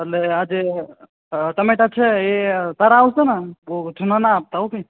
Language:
Gujarati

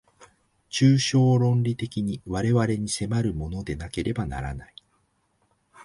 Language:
Japanese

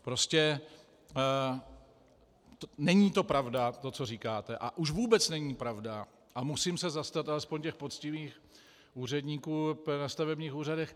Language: Czech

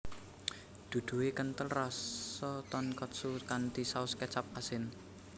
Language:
Javanese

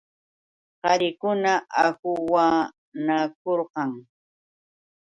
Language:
Yauyos Quechua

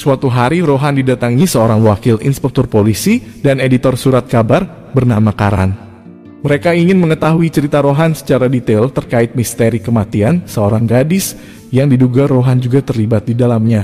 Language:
Indonesian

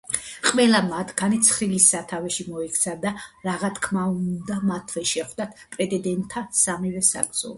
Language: Georgian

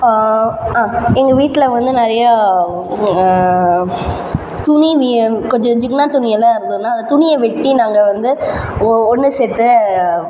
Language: Tamil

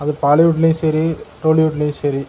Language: Tamil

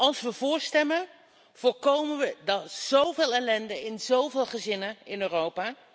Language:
Dutch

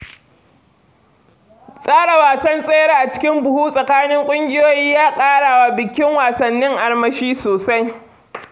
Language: Hausa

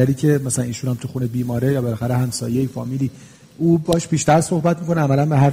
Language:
Persian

